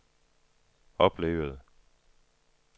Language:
Danish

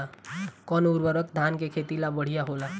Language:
Bhojpuri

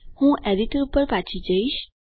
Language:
Gujarati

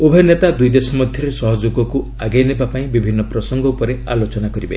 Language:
Odia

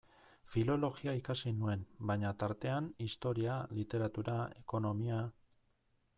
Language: Basque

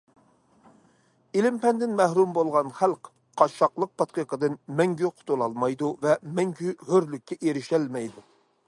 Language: Uyghur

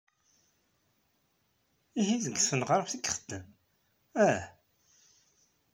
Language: Kabyle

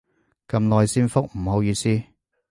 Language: Cantonese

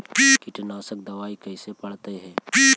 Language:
Magahi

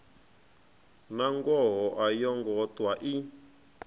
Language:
Venda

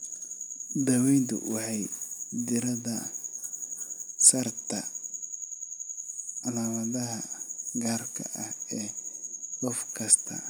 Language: Somali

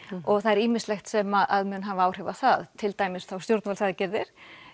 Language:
Icelandic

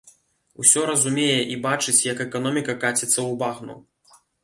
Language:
Belarusian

